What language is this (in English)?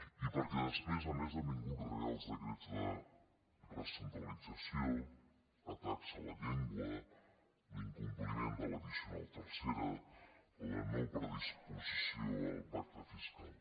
Catalan